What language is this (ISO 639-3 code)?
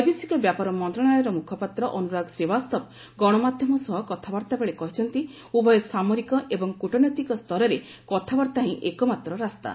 ori